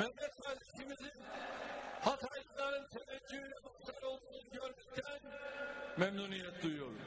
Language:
Turkish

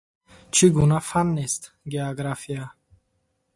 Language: Tajik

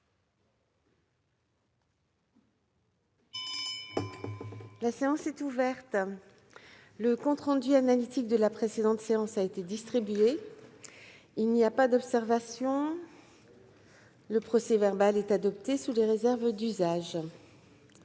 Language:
French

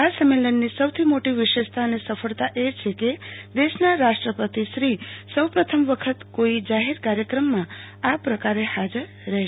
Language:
Gujarati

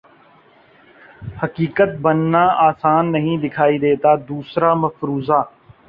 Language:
Urdu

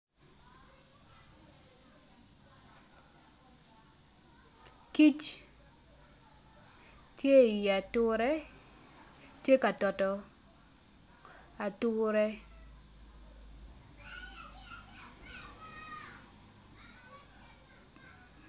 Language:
Acoli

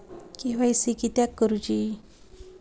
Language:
Marathi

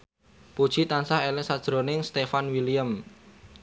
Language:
Javanese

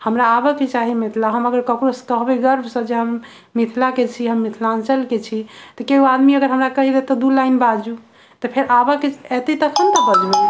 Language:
Maithili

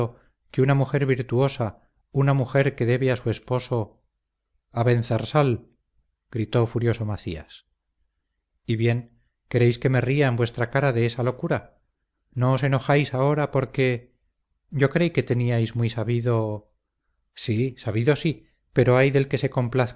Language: Spanish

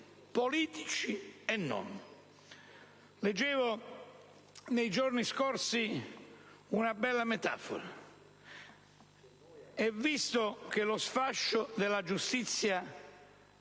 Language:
Italian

